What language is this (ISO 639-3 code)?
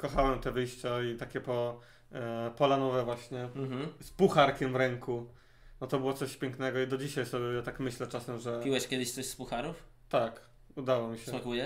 pol